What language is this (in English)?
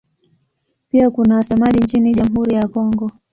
Swahili